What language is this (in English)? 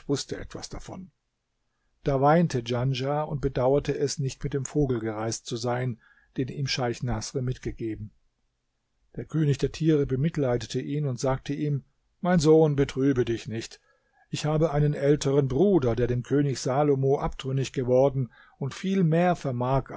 German